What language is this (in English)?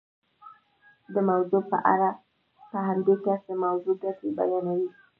Pashto